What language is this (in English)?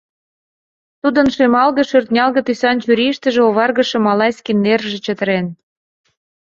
Mari